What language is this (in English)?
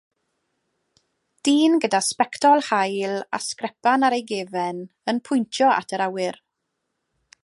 Welsh